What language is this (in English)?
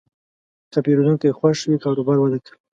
Pashto